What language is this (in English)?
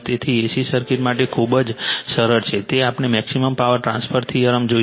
Gujarati